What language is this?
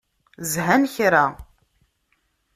Kabyle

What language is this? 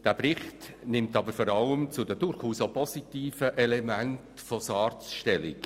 Swiss German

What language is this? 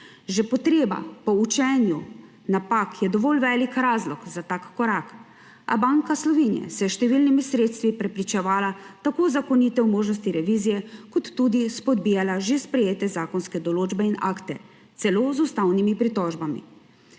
Slovenian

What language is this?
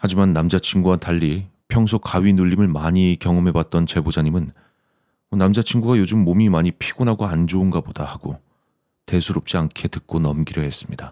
Korean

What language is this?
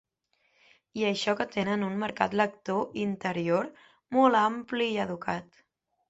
Catalan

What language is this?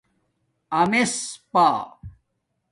Domaaki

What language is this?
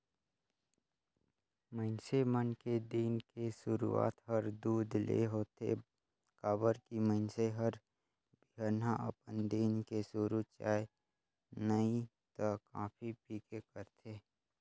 Chhattisgarhi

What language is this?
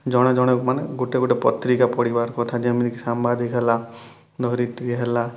Odia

